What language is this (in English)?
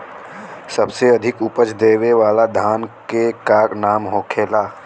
Bhojpuri